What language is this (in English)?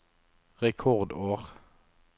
Norwegian